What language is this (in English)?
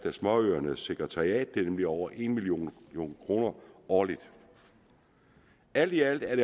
Danish